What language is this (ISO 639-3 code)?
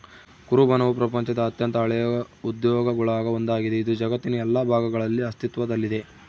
kan